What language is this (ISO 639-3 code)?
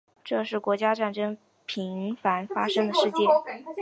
zho